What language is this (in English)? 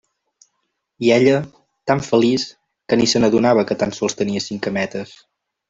Catalan